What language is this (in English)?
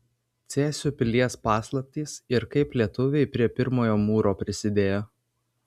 Lithuanian